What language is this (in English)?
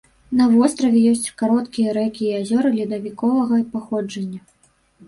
Belarusian